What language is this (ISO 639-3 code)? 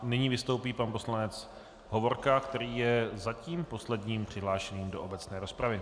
ces